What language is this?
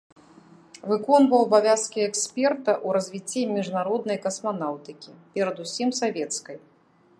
Belarusian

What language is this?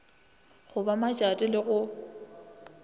Northern Sotho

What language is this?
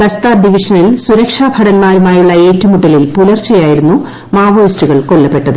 Malayalam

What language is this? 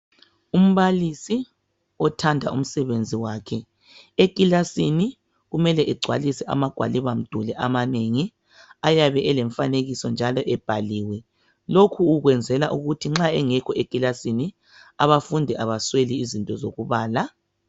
North Ndebele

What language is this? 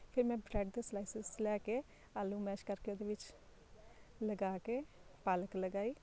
Punjabi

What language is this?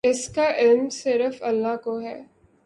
Urdu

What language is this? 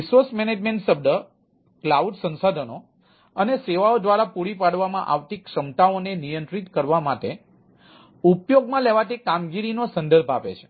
Gujarati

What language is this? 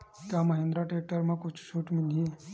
Chhattisgarhi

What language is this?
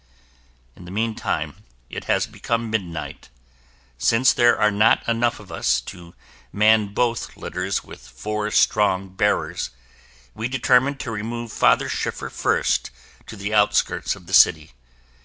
English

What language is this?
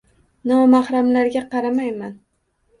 Uzbek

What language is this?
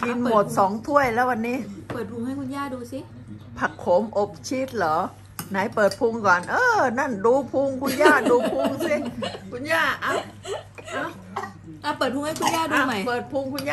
Thai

